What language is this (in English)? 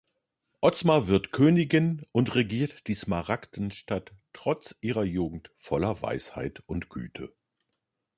German